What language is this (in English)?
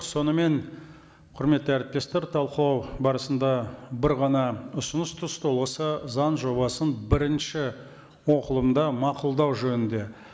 Kazakh